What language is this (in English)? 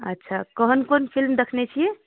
Maithili